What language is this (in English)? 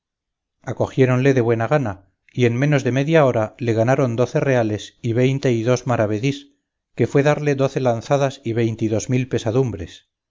Spanish